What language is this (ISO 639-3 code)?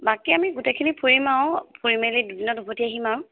asm